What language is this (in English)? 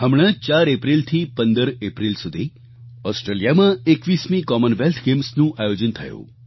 Gujarati